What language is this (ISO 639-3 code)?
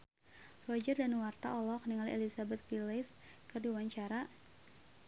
sun